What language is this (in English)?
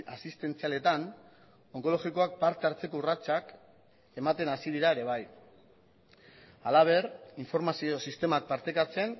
Basque